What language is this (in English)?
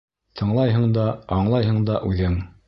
Bashkir